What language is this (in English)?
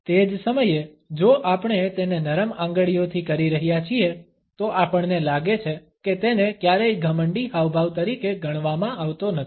Gujarati